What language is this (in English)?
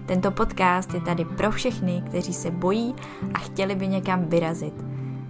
Czech